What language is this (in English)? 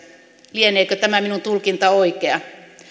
Finnish